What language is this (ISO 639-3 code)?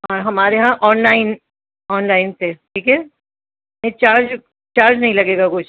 urd